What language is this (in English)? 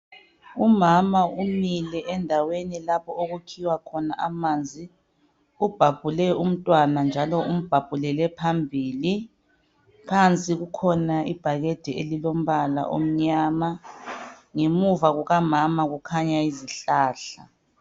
North Ndebele